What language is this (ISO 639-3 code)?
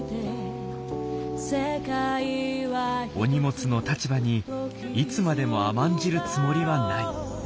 jpn